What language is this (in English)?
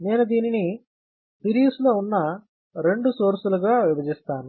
Telugu